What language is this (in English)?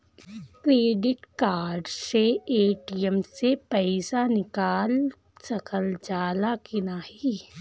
Bhojpuri